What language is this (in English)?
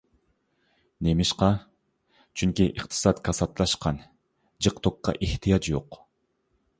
Uyghur